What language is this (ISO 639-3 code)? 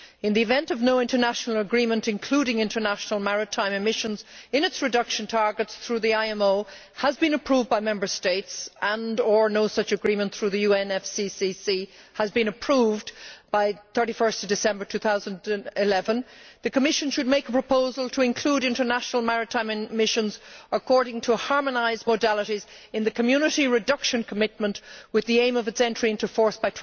eng